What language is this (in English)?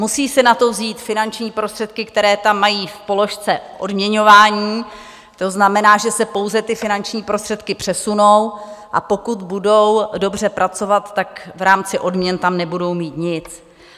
Czech